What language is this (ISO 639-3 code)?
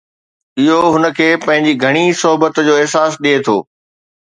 snd